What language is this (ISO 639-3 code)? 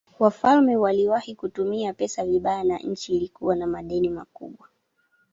swa